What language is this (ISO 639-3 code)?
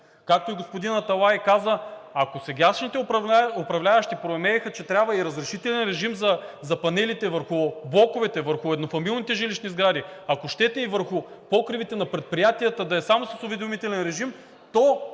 bul